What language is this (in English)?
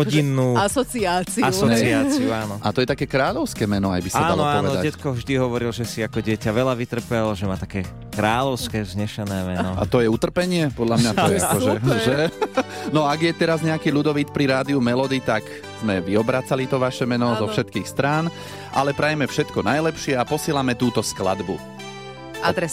Slovak